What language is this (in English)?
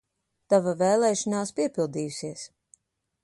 Latvian